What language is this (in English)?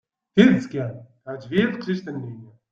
Kabyle